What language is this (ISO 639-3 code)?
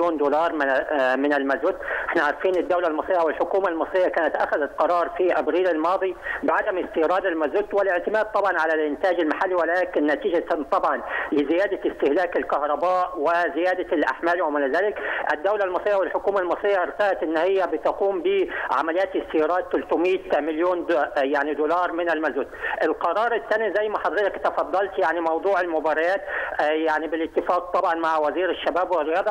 ara